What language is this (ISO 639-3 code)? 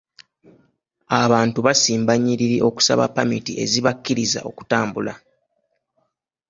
lug